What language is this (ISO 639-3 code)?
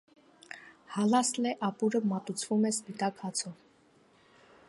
hye